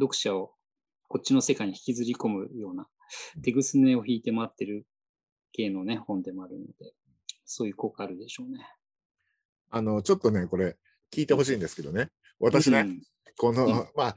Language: Japanese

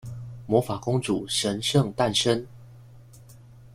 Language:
Chinese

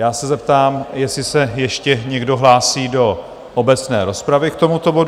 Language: Czech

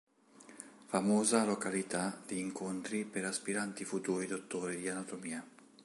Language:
Italian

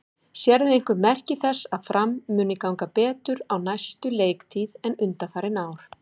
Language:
Icelandic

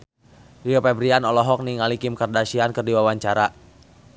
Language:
Sundanese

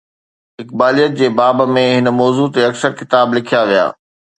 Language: Sindhi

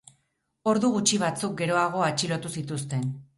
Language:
Basque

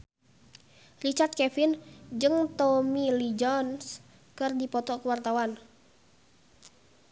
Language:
Sundanese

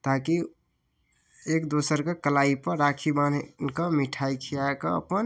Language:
Maithili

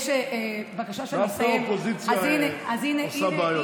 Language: Hebrew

